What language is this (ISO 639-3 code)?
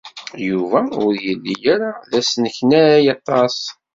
kab